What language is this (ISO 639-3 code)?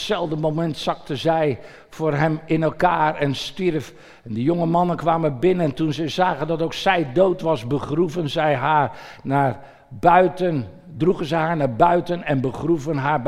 nld